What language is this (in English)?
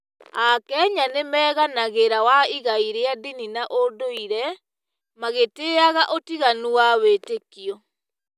Kikuyu